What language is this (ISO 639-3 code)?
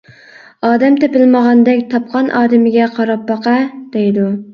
uig